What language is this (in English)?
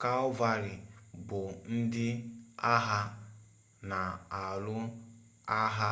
Igbo